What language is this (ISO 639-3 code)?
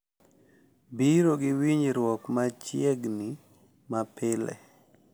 luo